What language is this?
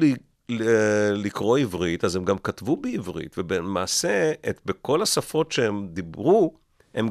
Hebrew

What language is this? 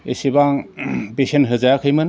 Bodo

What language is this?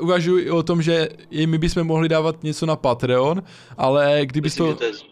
Czech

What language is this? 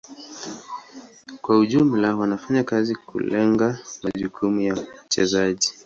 Swahili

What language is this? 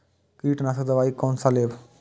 Maithili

